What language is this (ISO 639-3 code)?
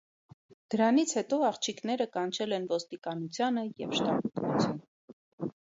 hye